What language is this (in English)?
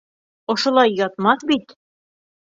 Bashkir